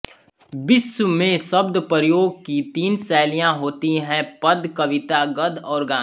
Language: Hindi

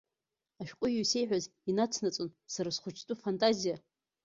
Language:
Abkhazian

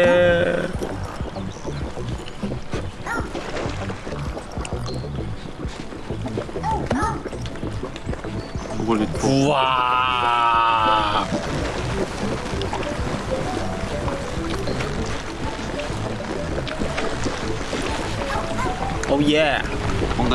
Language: Korean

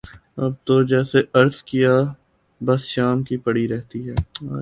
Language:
Urdu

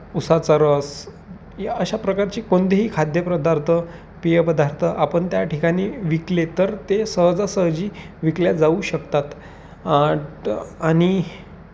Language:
Marathi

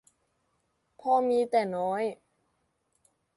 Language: Thai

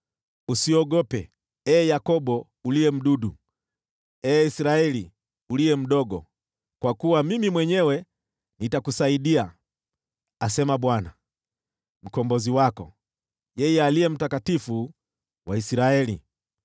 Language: Swahili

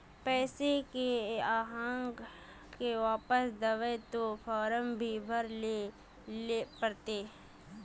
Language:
Magahi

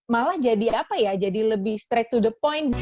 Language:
Indonesian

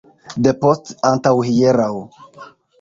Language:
Esperanto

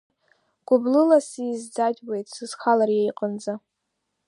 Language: Abkhazian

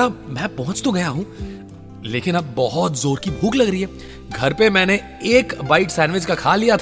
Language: Hindi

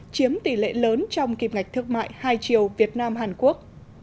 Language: Vietnamese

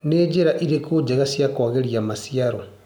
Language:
Kikuyu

